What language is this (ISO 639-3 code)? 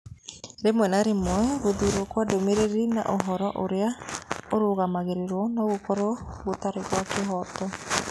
kik